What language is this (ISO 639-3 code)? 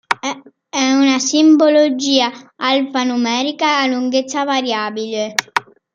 ita